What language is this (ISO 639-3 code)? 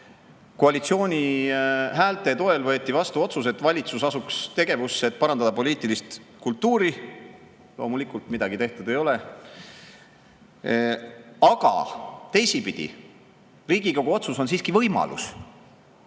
est